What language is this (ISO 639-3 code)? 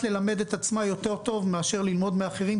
heb